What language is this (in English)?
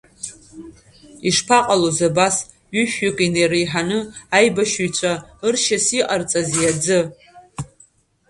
Abkhazian